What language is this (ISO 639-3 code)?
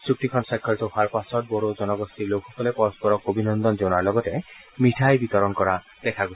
asm